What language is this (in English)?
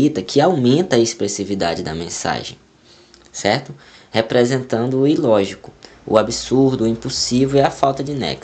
Portuguese